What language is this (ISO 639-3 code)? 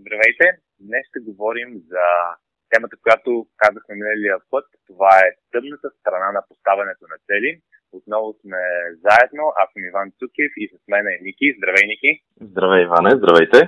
bul